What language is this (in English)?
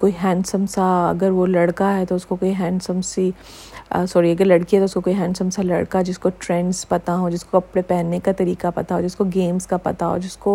Urdu